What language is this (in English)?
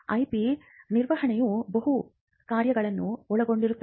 Kannada